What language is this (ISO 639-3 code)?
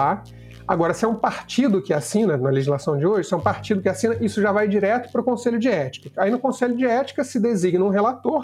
por